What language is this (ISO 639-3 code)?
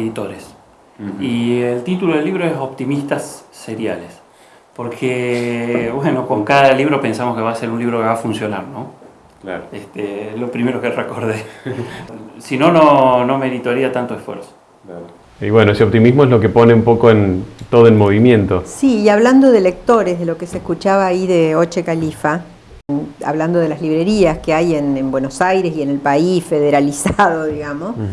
spa